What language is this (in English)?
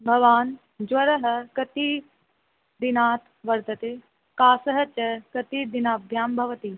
Sanskrit